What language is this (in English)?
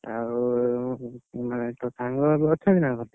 Odia